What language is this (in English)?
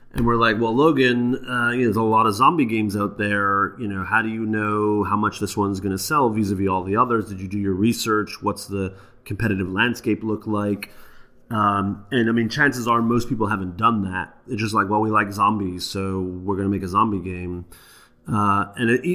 English